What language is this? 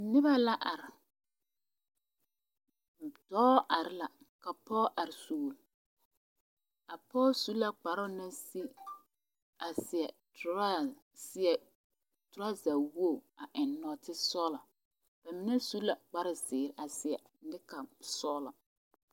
Southern Dagaare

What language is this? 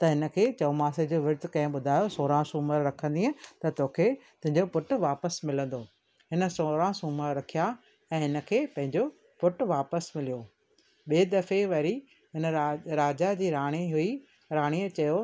Sindhi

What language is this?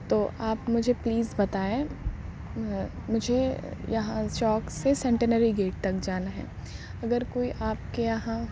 Urdu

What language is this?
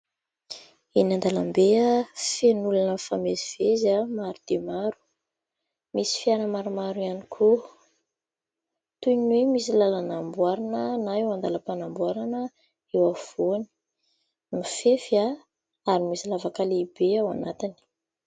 Malagasy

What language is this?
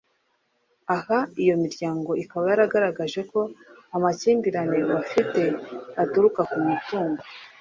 Kinyarwanda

